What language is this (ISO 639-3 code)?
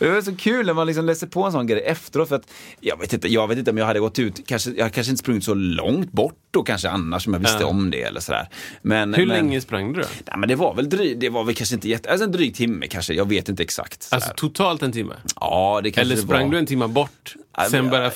swe